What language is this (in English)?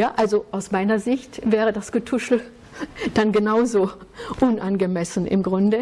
German